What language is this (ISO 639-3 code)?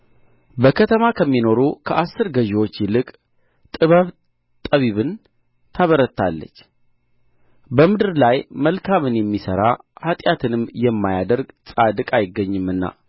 amh